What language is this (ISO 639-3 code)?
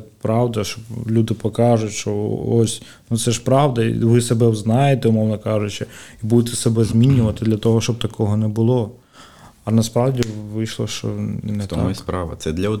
ukr